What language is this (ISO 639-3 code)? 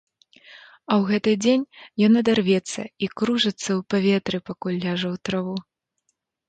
bel